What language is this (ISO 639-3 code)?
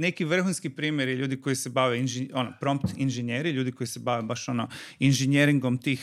hrv